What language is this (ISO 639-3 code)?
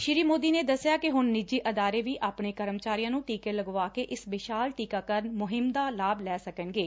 pan